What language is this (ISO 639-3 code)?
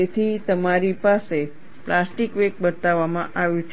guj